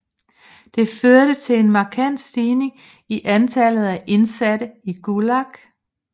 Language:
Danish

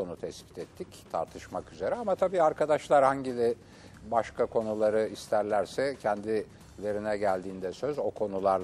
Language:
Turkish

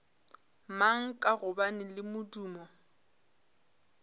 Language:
Northern Sotho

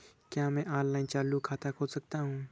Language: Hindi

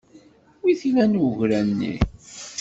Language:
Kabyle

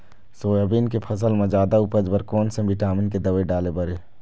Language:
Chhattisgarhi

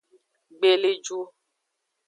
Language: Aja (Benin)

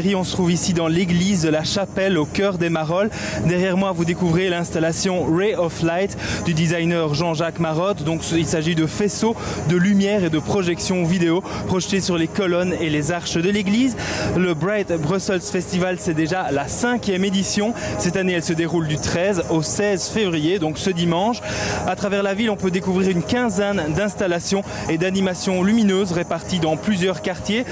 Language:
French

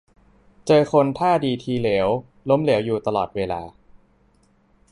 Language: Thai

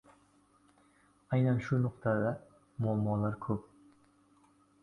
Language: Uzbek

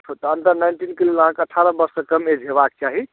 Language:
Maithili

